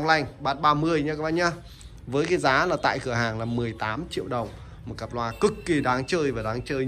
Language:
Vietnamese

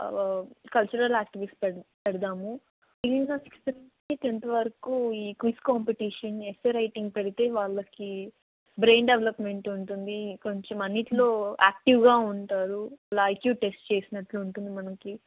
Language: Telugu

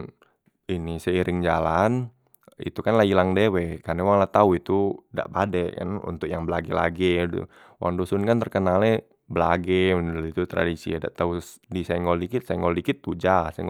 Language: Musi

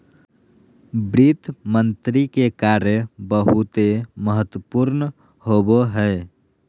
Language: Magahi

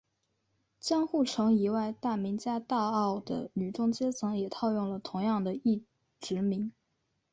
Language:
Chinese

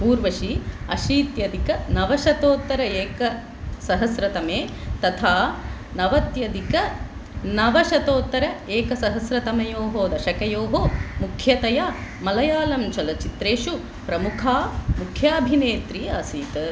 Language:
Sanskrit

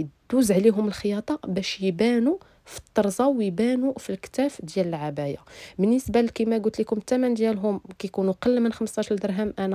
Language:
Arabic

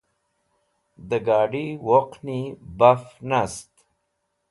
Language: Wakhi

